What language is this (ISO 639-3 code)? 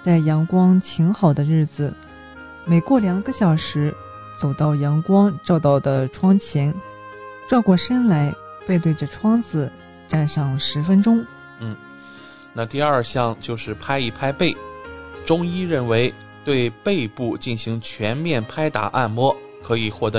zho